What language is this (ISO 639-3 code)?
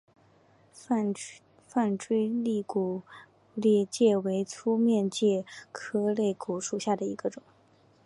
zho